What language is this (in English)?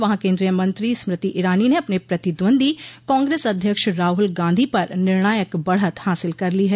Hindi